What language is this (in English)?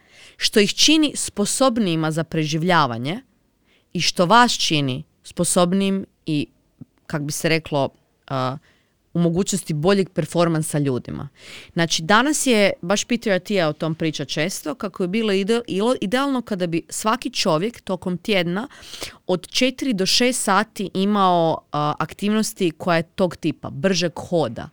Croatian